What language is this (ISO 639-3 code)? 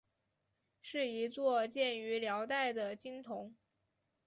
zho